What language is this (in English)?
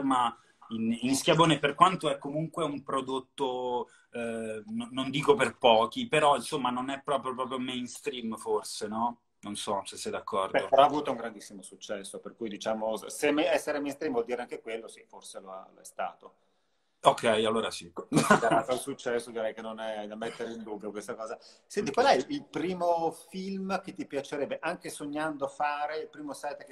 Italian